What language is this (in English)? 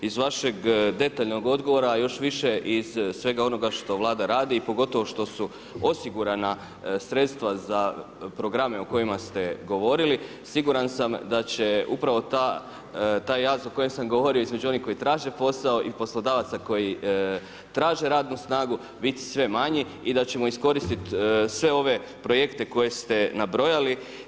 Croatian